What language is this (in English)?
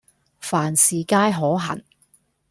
Cantonese